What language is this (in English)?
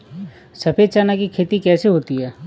Hindi